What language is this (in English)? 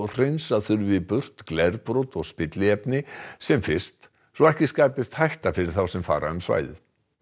Icelandic